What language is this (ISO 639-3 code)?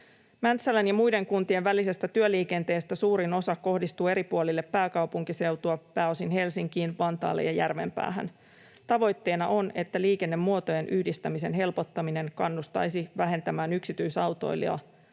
fin